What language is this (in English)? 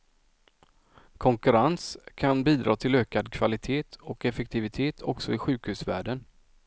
Swedish